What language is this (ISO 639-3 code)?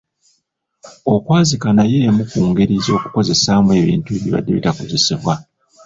lug